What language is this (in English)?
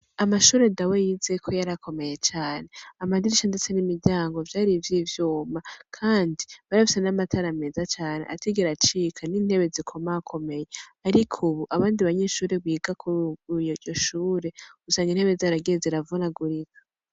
Rundi